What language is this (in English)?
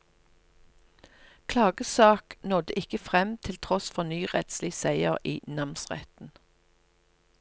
Norwegian